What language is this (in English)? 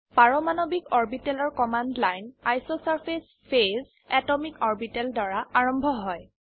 Assamese